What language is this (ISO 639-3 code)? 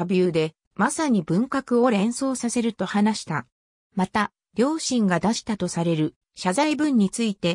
jpn